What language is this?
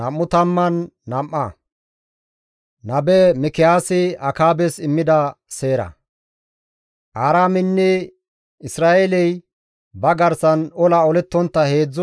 Gamo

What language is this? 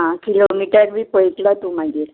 Konkani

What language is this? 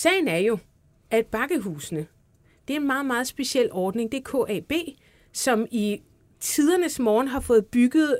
Danish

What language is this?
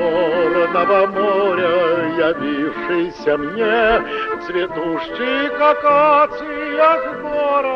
Russian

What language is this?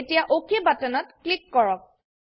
Assamese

